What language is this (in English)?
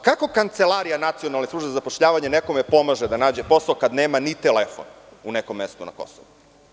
Serbian